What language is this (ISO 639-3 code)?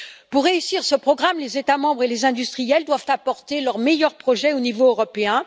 fra